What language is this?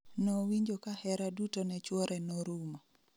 Luo (Kenya and Tanzania)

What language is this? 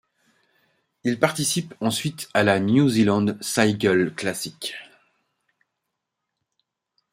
French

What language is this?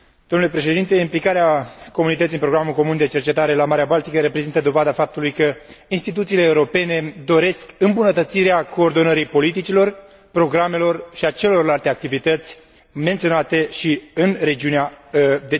Romanian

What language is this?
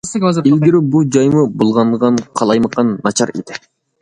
Uyghur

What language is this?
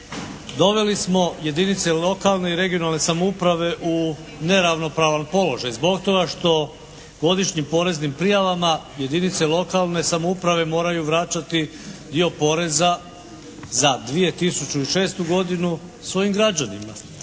Croatian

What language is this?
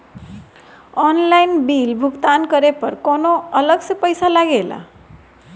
Bhojpuri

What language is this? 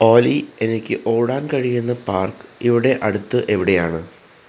Malayalam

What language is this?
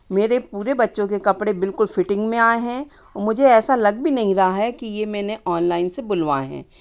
Hindi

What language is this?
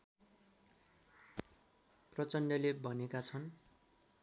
Nepali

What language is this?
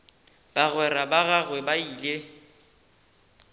Northern Sotho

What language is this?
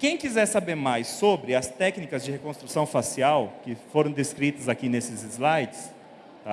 Portuguese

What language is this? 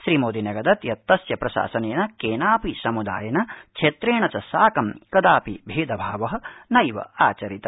Sanskrit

